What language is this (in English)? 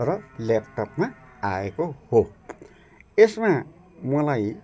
Nepali